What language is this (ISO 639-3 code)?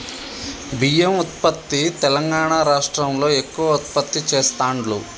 tel